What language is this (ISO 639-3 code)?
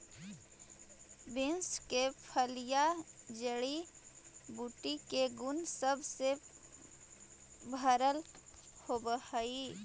mag